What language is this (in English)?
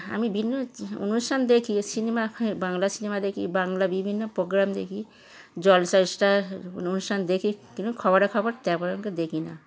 Bangla